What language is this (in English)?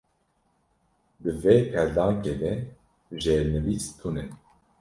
Kurdish